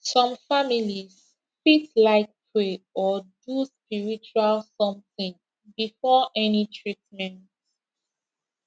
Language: Nigerian Pidgin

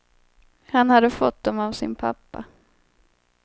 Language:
Swedish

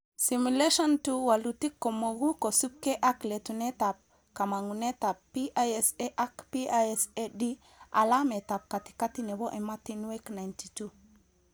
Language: Kalenjin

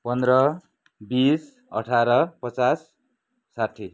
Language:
Nepali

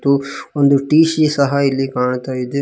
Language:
Kannada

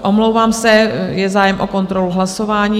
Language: Czech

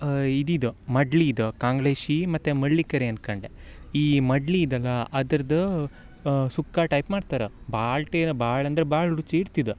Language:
Kannada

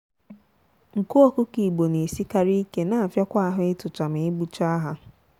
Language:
Igbo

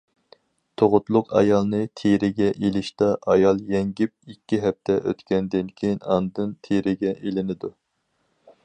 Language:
Uyghur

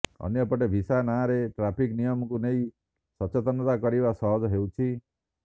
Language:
Odia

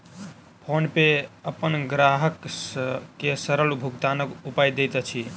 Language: Maithili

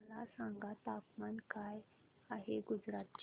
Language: Marathi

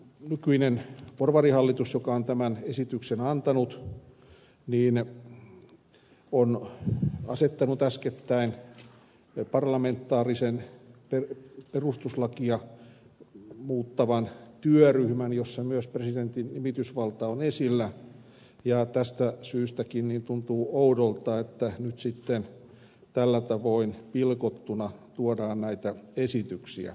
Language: Finnish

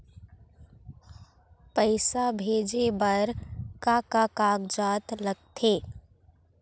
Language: Chhattisgarhi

